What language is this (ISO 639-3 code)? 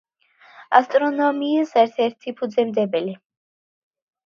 kat